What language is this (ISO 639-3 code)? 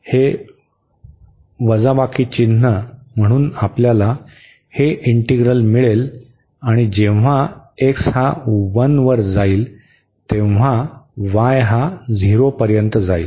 mar